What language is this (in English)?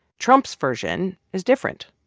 English